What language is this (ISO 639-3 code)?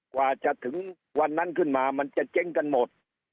tha